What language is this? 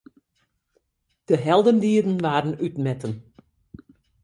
Western Frisian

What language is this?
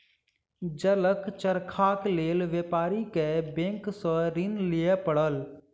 Maithili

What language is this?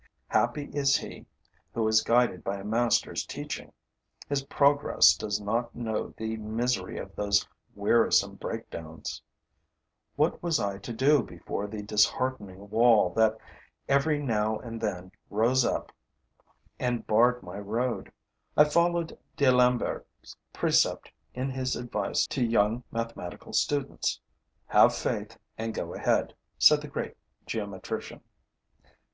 English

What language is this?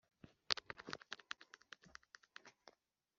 Kinyarwanda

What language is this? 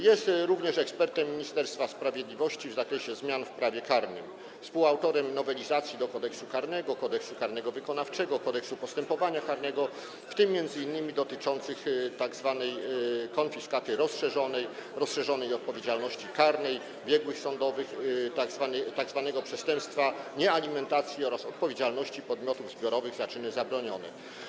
Polish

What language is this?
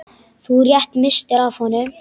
Icelandic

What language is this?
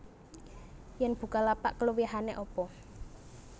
Javanese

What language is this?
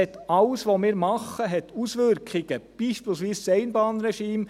Swiss German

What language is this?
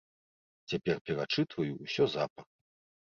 Belarusian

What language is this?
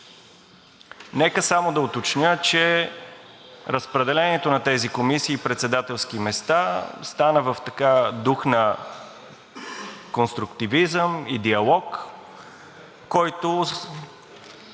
Bulgarian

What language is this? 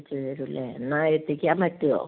Malayalam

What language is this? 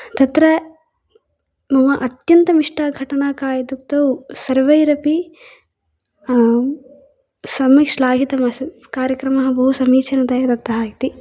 Sanskrit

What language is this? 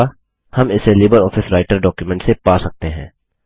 Hindi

